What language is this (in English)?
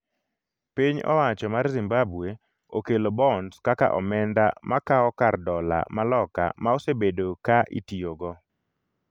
Luo (Kenya and Tanzania)